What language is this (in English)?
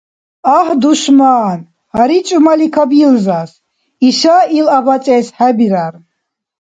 Dargwa